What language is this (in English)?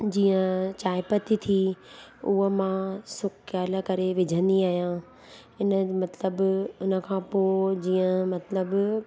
Sindhi